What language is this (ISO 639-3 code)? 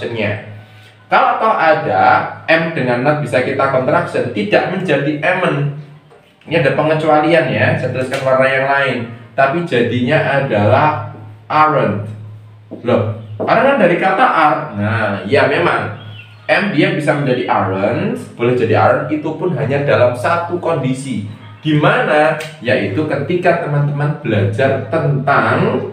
ind